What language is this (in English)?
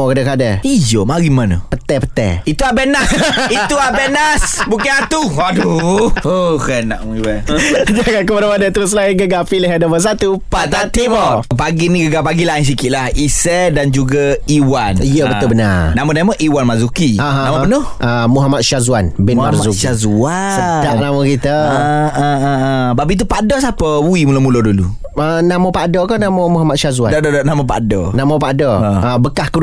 Malay